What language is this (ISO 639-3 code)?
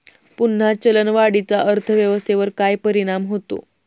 mar